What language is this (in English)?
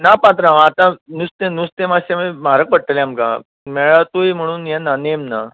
Konkani